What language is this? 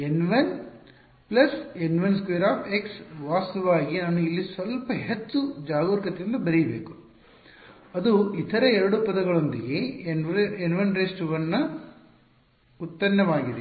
Kannada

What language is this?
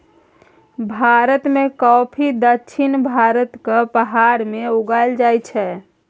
Maithili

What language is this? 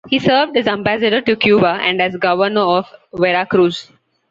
English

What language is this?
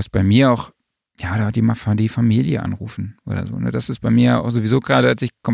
German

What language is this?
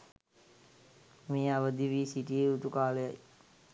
Sinhala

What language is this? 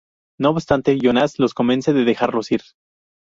Spanish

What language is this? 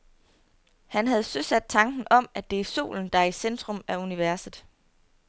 Danish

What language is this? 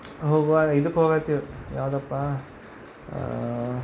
Kannada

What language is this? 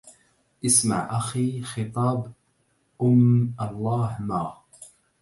Arabic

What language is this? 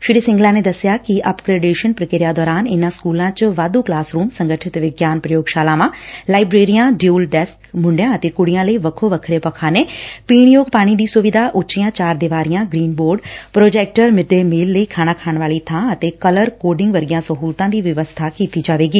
Punjabi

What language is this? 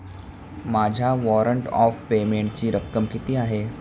Marathi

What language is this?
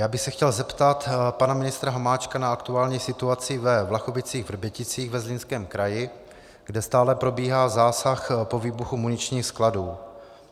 Czech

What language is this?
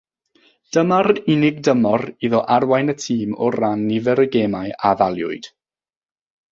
Welsh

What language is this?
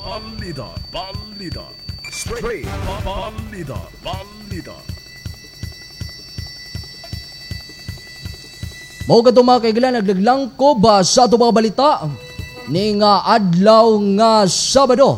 Filipino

